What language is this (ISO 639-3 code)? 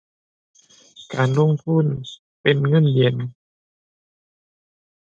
tha